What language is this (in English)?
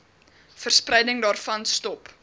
Afrikaans